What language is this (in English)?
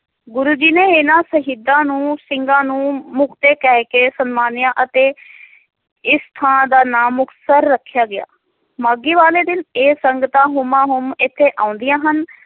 Punjabi